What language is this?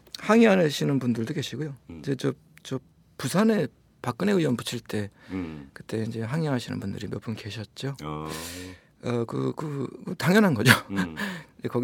Korean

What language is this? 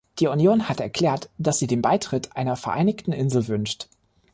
German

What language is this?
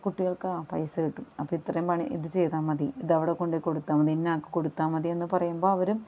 Malayalam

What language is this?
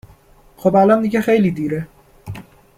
Persian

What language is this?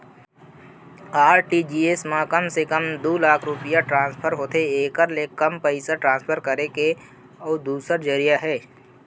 Chhattisgarhi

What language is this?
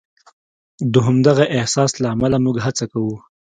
Pashto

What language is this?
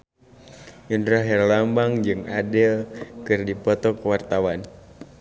Sundanese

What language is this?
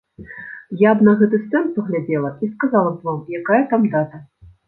Belarusian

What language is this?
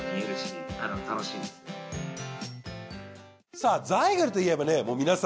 Japanese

